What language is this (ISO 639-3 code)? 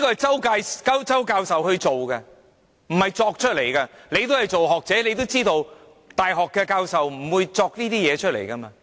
yue